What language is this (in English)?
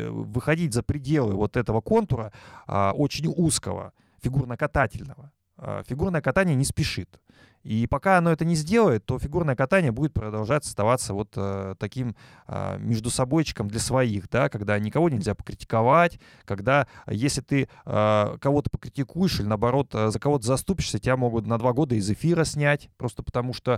Russian